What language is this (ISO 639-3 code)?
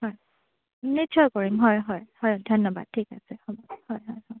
asm